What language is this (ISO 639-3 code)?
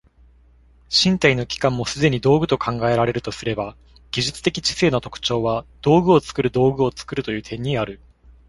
jpn